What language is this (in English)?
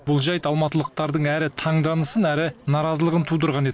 Kazakh